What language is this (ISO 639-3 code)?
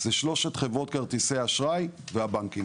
heb